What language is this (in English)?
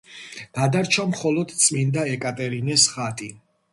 Georgian